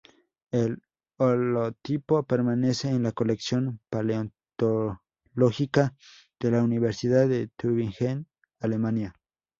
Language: Spanish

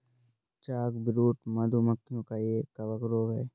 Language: Hindi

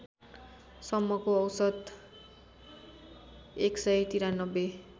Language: Nepali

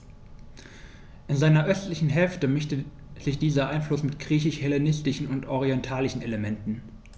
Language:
German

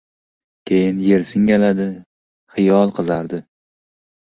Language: Uzbek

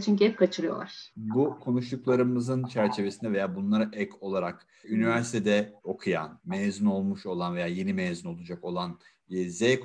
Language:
Turkish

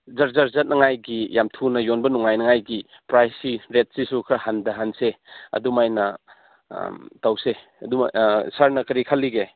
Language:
Manipuri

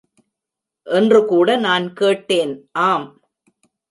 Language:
Tamil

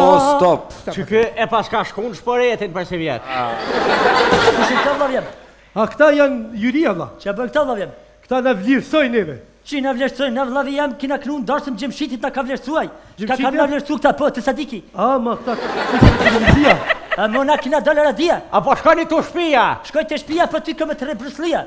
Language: Romanian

